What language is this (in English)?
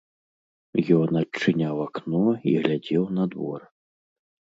Belarusian